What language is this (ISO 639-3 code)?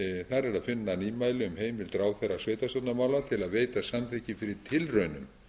isl